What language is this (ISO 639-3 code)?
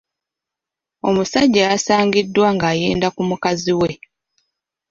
lug